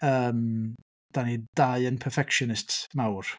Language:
Welsh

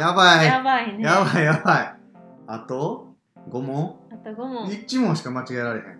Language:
Japanese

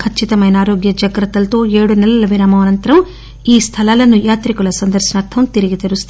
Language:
Telugu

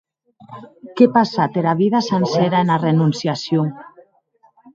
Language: Occitan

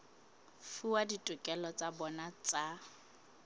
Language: Southern Sotho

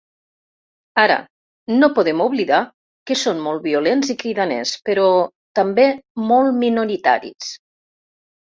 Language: Catalan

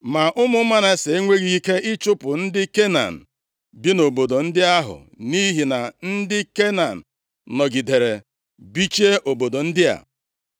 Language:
Igbo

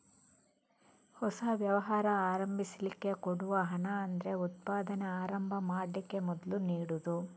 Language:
Kannada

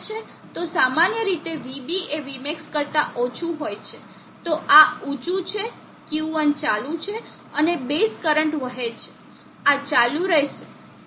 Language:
Gujarati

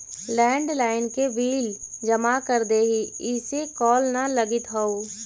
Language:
Magahi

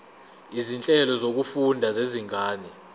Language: Zulu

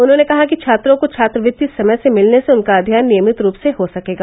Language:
Hindi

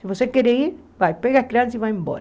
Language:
Portuguese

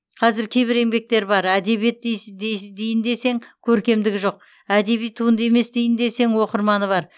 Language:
Kazakh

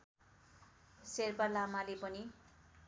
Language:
Nepali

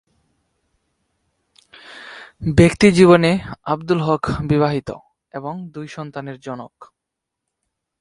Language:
Bangla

